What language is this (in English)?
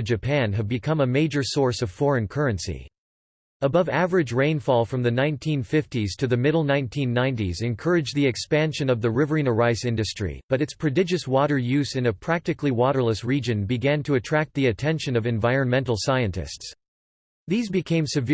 English